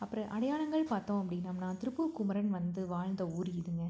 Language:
Tamil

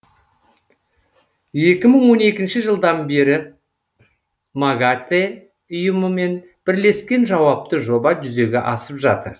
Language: Kazakh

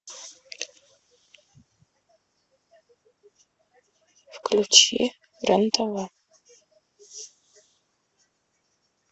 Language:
Russian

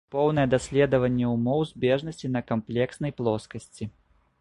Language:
Belarusian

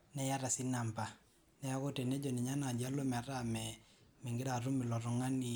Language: Masai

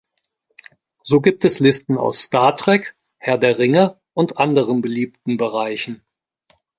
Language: German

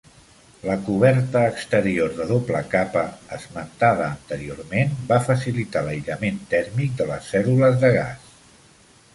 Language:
Catalan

